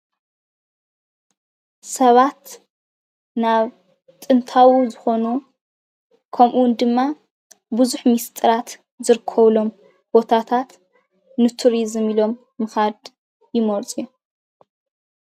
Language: Tigrinya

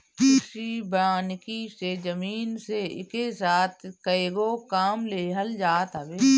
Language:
Bhojpuri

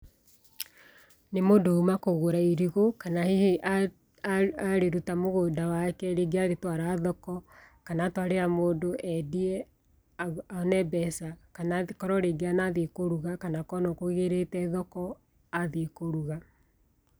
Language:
Kikuyu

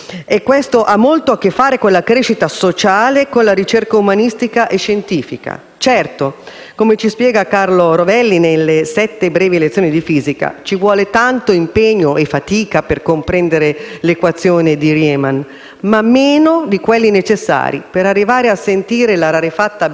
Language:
Italian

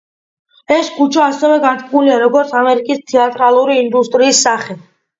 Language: Georgian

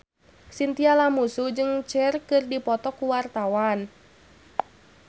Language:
Sundanese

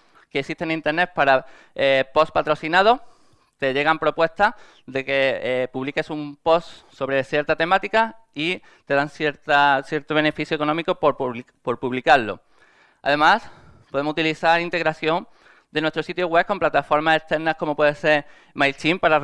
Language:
Spanish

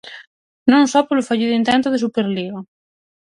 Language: Galician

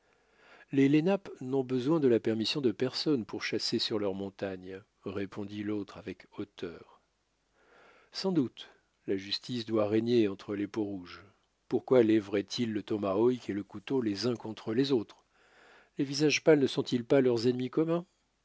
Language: French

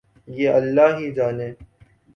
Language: Urdu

